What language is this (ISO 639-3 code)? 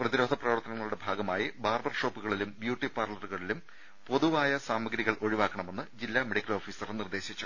mal